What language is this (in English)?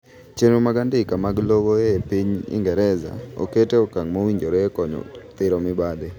Luo (Kenya and Tanzania)